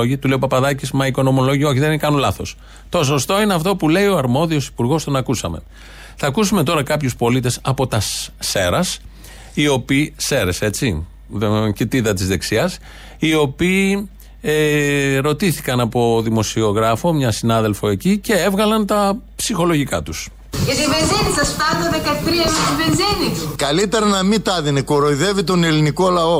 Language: Greek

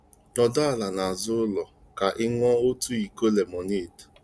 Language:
Igbo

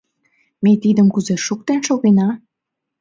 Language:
Mari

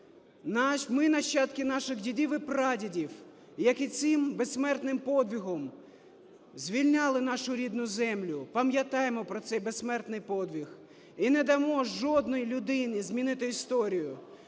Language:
Ukrainian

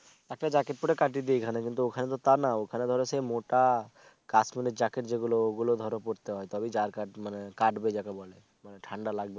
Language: Bangla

